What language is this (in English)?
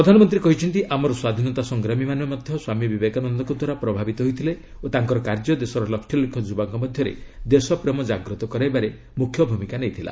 Odia